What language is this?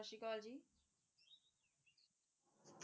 Punjabi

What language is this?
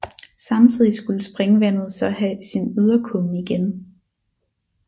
Danish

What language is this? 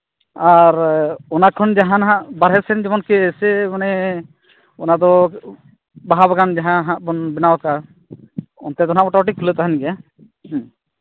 Santali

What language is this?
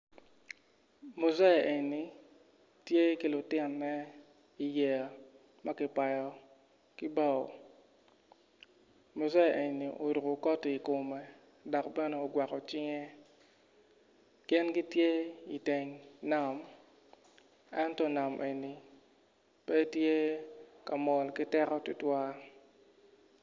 Acoli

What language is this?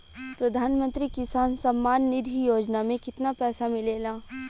Bhojpuri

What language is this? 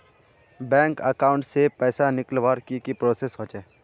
Magahi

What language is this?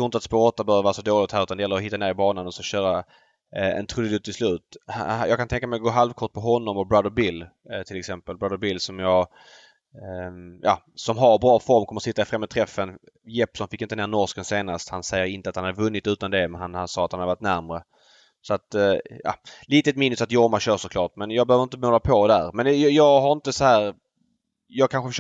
Swedish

